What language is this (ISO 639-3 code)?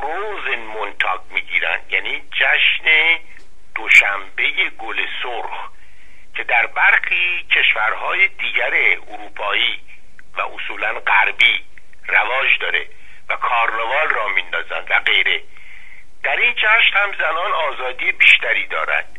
fas